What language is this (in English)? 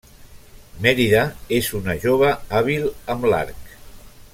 Catalan